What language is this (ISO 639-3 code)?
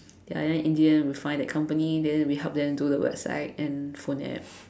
eng